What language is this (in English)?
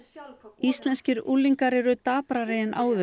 Icelandic